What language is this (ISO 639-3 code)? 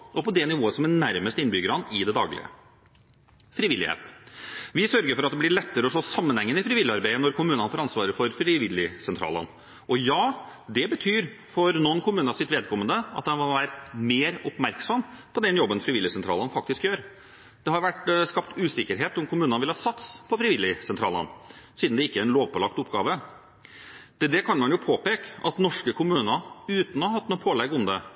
nob